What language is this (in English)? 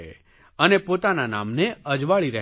Gujarati